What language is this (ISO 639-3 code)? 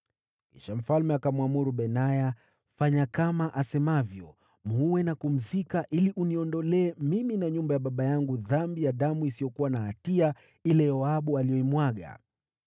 swa